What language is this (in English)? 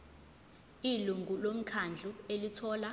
Zulu